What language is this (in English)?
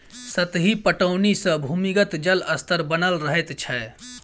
Maithili